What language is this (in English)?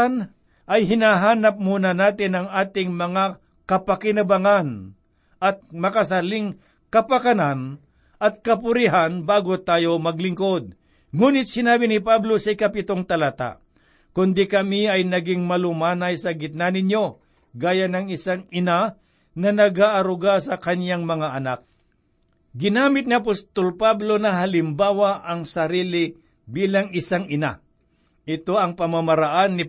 Filipino